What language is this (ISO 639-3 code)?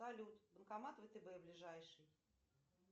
rus